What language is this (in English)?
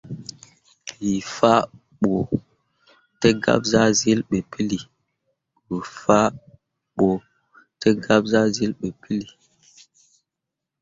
Mundang